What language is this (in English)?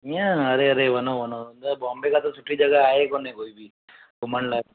Sindhi